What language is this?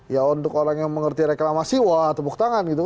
Indonesian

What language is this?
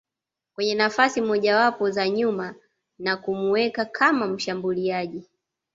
Swahili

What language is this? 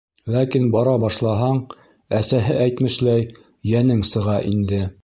Bashkir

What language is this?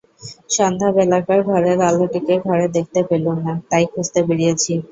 Bangla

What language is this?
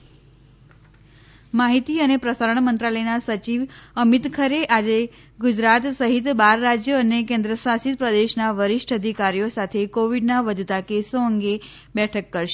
Gujarati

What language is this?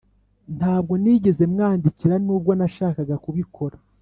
Kinyarwanda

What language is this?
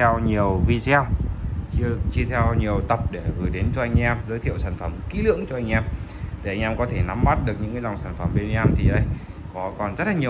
Vietnamese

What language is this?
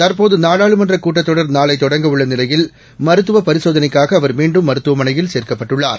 Tamil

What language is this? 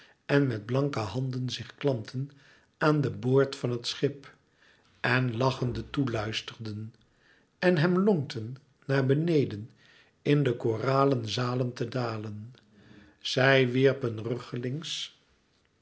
Dutch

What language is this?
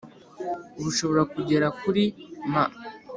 Kinyarwanda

